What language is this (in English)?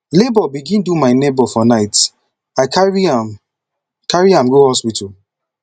Nigerian Pidgin